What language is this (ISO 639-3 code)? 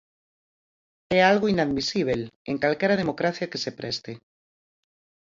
glg